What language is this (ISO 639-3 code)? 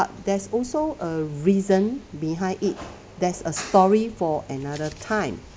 eng